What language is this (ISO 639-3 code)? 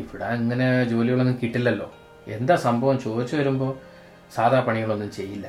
mal